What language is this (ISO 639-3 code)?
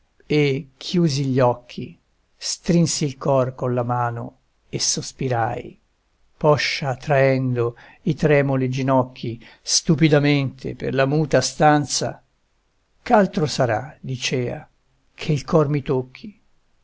ita